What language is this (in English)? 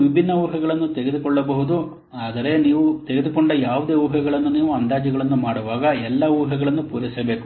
Kannada